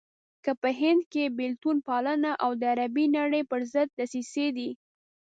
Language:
Pashto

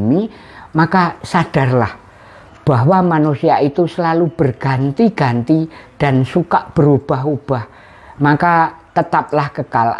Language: Indonesian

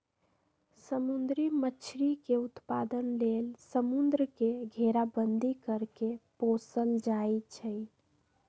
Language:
Magahi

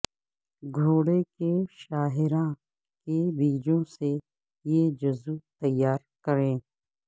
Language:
Urdu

